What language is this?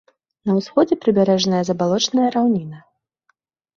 Belarusian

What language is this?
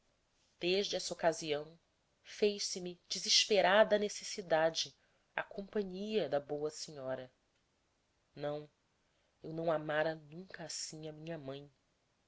Portuguese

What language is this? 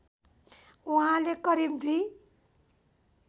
Nepali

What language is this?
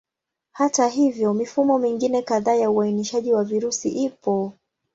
Swahili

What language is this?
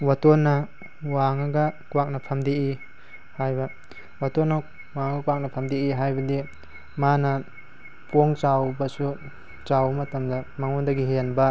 Manipuri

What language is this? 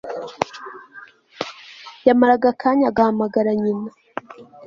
Kinyarwanda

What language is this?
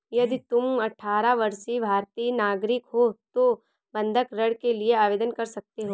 Hindi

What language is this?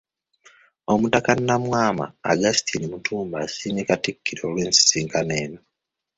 Ganda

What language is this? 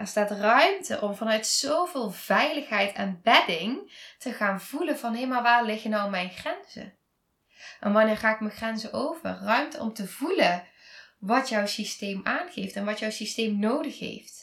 Dutch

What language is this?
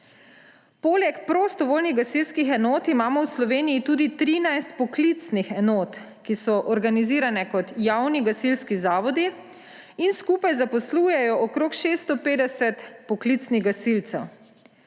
Slovenian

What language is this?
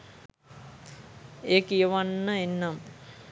Sinhala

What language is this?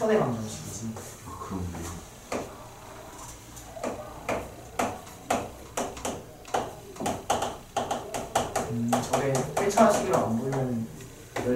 Korean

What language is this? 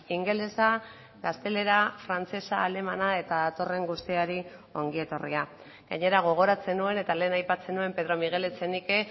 Basque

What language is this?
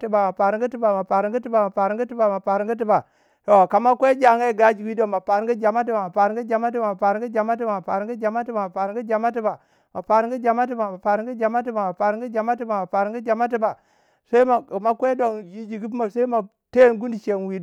Waja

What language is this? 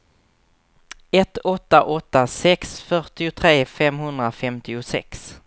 Swedish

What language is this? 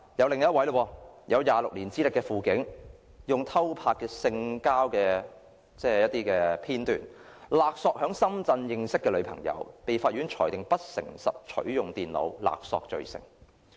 Cantonese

